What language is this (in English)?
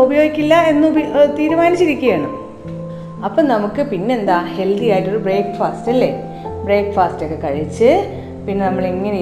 Malayalam